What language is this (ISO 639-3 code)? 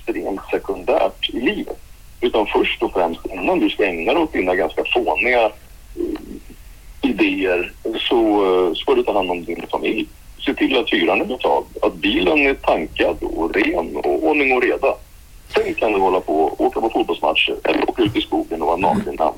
swe